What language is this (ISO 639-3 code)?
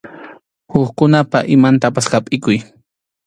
qxu